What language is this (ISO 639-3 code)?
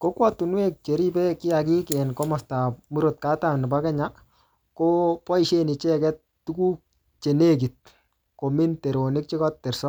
kln